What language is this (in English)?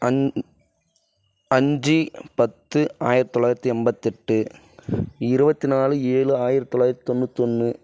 Tamil